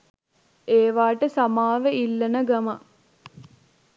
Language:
Sinhala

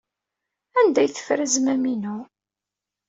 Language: Kabyle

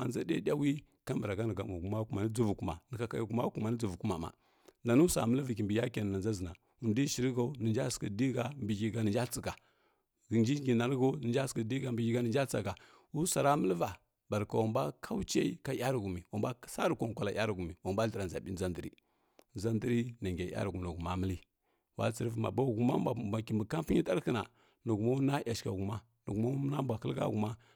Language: Kirya-Konzəl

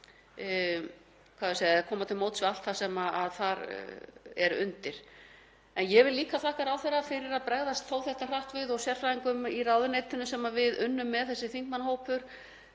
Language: Icelandic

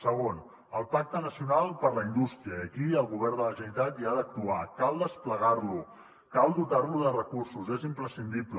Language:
Catalan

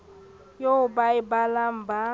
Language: Southern Sotho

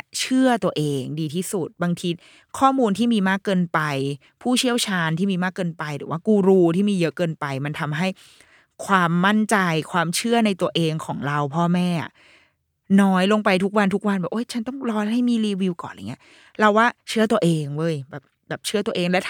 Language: Thai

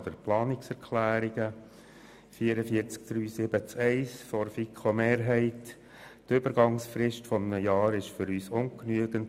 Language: Swiss German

